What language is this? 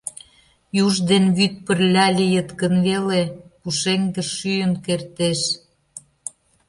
Mari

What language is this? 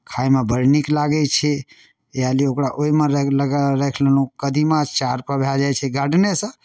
Maithili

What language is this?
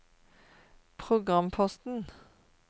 Norwegian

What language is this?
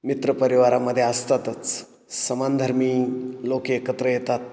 Marathi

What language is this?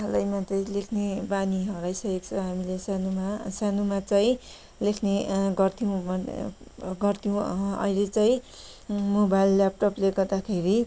Nepali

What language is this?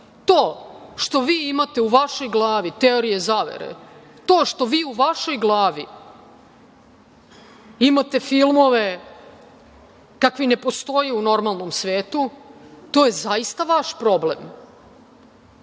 Serbian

